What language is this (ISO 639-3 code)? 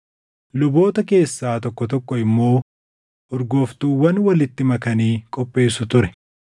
orm